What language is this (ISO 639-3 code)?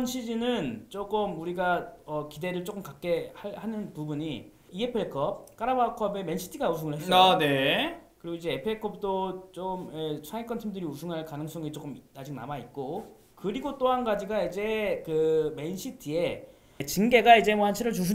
kor